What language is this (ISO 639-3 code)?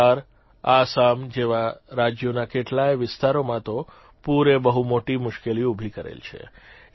guj